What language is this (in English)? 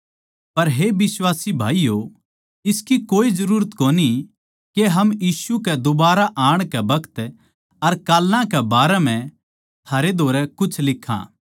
Haryanvi